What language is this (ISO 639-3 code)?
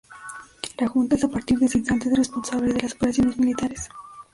spa